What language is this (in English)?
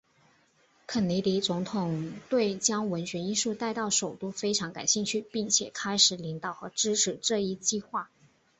Chinese